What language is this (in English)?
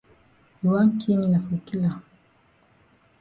Cameroon Pidgin